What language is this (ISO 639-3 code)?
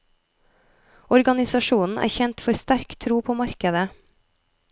nor